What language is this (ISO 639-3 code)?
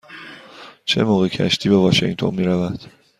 fas